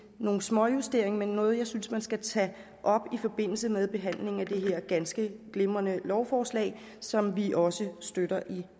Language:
Danish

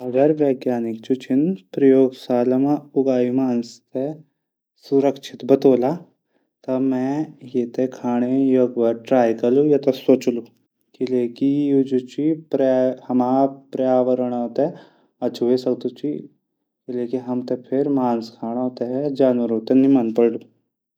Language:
Garhwali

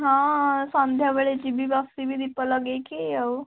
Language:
Odia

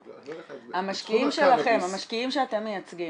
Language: Hebrew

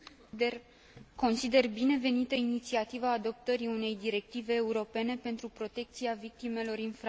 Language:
Romanian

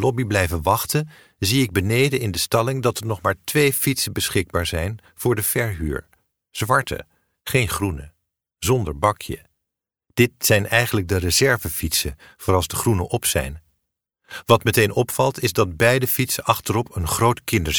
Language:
Dutch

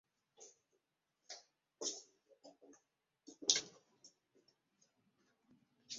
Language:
Ganda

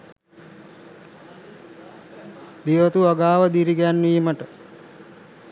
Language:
Sinhala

